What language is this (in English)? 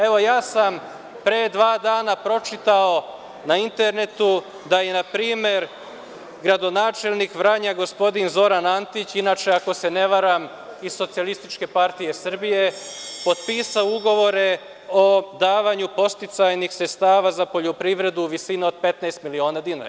Serbian